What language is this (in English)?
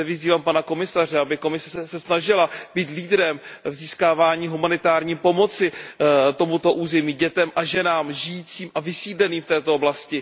Czech